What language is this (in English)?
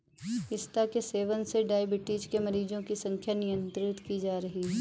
Hindi